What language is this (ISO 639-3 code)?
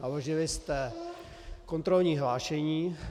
ces